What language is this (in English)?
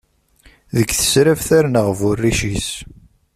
Kabyle